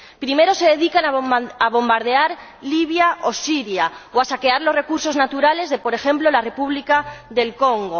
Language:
Spanish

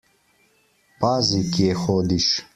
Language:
Slovenian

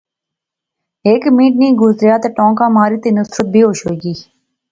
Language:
Pahari-Potwari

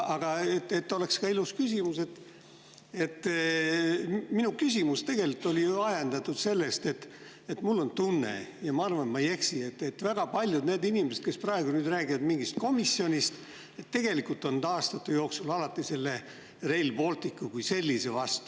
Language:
Estonian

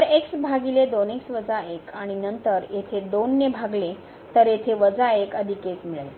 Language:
Marathi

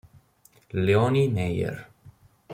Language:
Italian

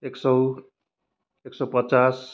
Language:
Nepali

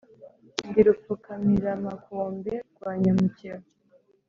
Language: Kinyarwanda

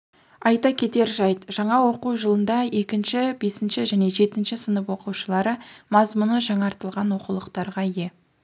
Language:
Kazakh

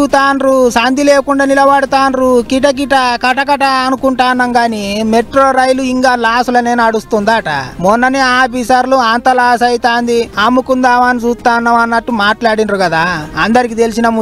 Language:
Telugu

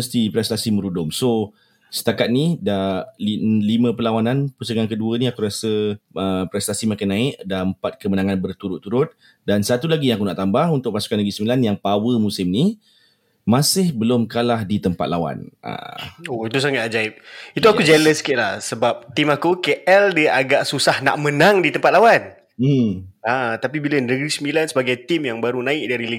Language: Malay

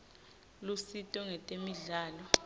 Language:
Swati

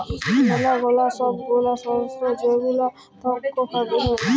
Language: Bangla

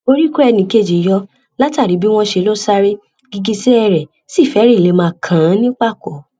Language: Yoruba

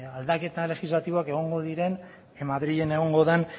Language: Basque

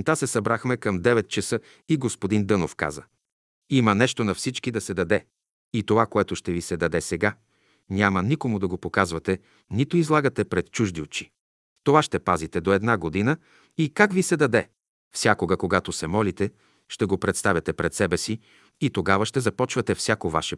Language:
Bulgarian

